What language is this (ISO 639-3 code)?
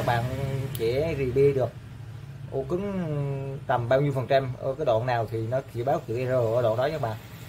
vie